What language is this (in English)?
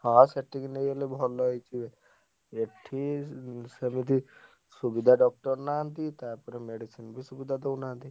Odia